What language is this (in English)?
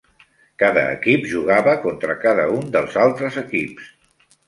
Catalan